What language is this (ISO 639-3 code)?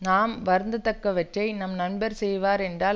tam